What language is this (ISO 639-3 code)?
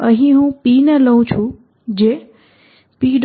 guj